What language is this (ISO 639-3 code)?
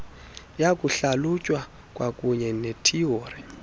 xho